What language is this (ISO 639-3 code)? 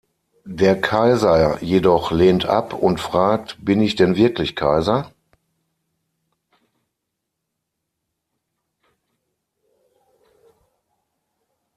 deu